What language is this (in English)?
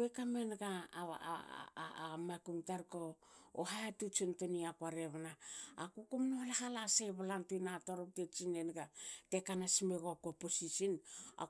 Hakö